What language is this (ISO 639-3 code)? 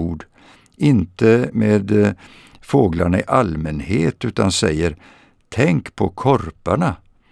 swe